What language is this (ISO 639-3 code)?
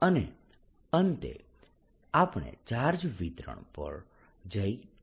guj